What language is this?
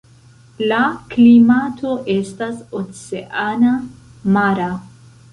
Esperanto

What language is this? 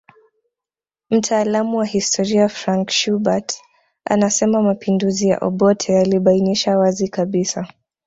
Swahili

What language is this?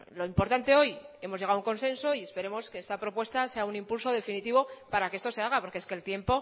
Spanish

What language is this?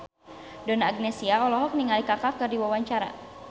Sundanese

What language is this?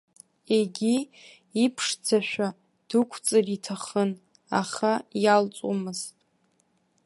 Abkhazian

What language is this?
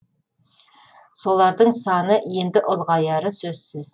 Kazakh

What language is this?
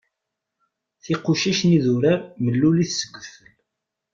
Kabyle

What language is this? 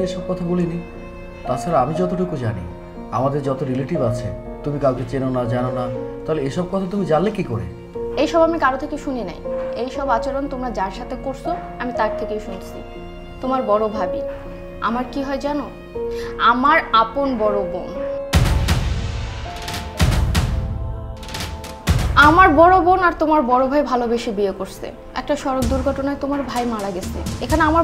Bangla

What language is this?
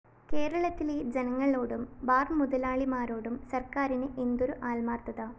Malayalam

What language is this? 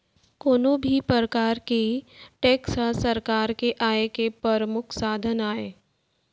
Chhattisgarhi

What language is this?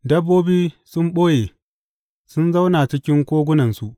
Hausa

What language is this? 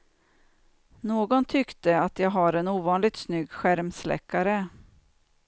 Swedish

